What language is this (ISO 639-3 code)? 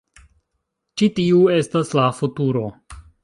epo